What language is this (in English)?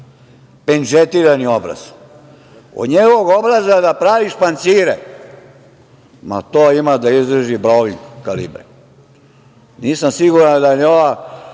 Serbian